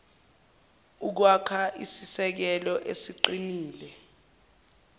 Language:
Zulu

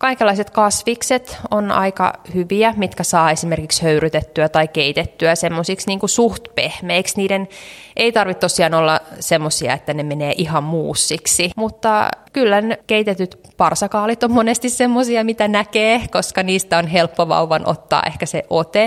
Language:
Finnish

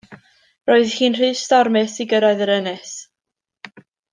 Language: Welsh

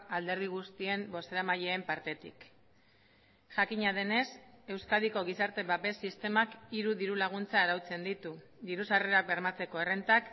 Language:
Basque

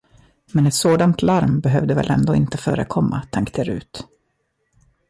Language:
Swedish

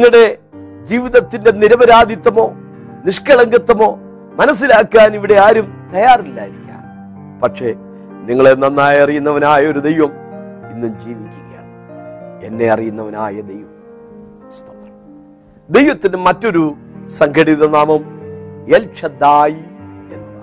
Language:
Malayalam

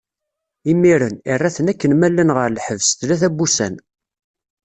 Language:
Kabyle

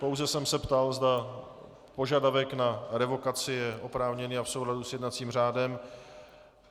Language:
Czech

